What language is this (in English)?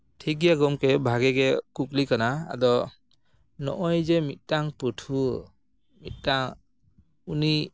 Santali